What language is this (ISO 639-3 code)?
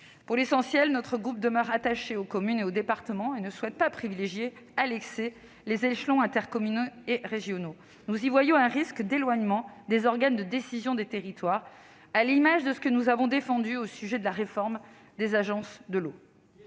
fra